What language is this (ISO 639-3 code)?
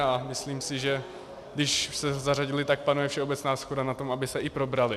ces